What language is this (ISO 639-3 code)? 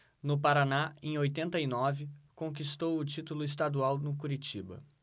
por